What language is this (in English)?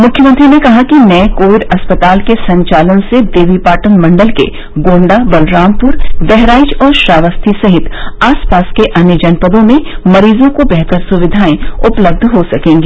Hindi